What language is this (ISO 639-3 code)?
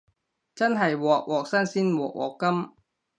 yue